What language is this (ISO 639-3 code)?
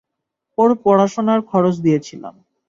ben